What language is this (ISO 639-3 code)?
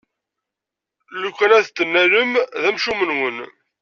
kab